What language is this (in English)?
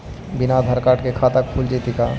Magahi